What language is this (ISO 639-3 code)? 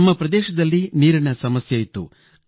kan